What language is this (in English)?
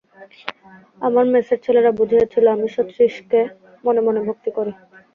Bangla